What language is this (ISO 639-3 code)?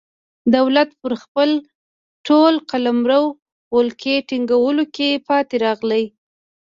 pus